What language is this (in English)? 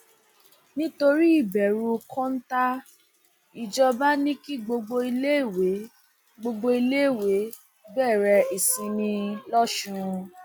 Yoruba